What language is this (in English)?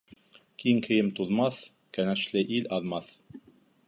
Bashkir